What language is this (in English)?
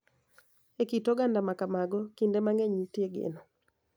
Luo (Kenya and Tanzania)